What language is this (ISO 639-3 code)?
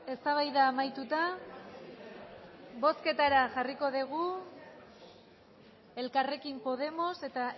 eus